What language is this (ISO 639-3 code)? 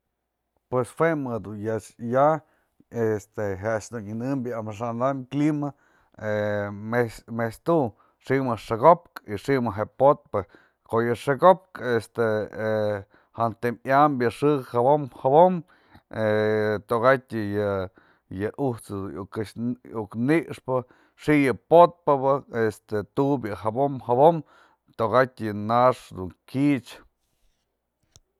mzl